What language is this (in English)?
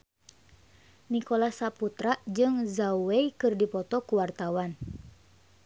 Sundanese